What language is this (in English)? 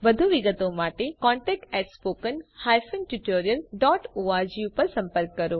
Gujarati